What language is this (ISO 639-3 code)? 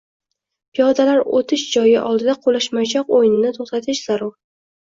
uzb